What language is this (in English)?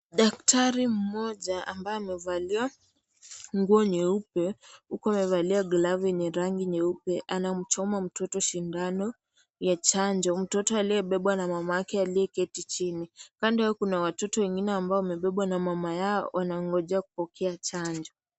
Swahili